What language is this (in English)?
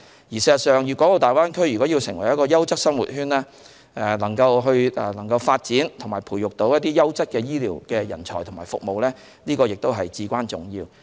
Cantonese